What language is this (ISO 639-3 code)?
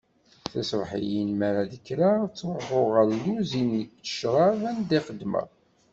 kab